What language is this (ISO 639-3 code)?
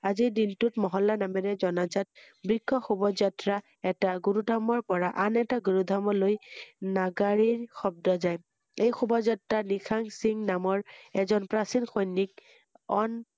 asm